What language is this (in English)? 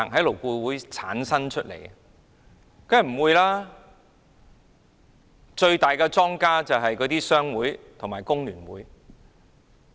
Cantonese